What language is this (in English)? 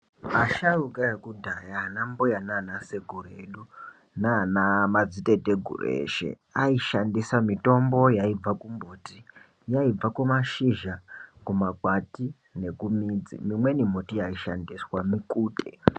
Ndau